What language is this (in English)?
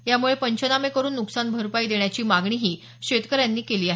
Marathi